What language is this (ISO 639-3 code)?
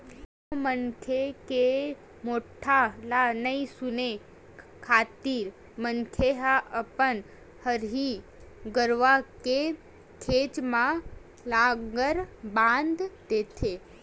hne